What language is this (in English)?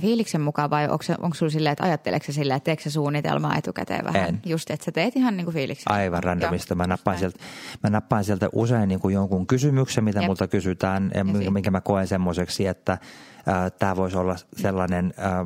Finnish